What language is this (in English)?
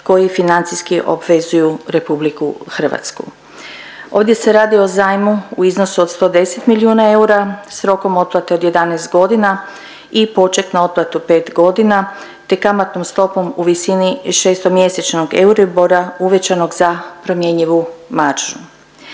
Croatian